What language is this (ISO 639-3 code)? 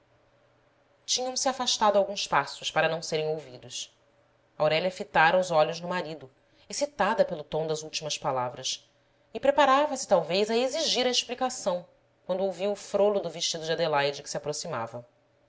por